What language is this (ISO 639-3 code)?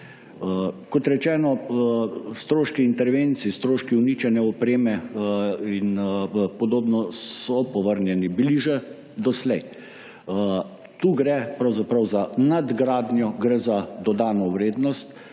slv